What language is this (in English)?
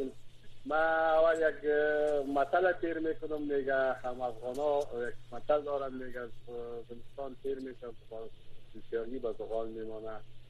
Persian